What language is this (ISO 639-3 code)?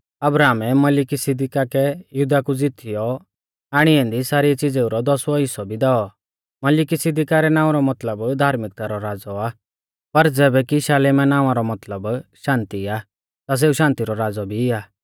bfz